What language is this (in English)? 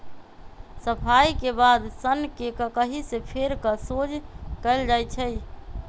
Magahi